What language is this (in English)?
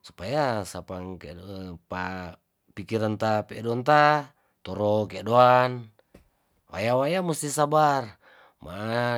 Tondano